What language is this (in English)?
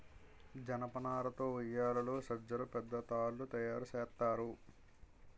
Telugu